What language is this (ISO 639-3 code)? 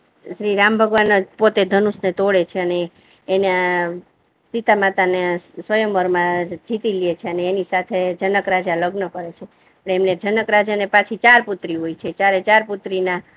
guj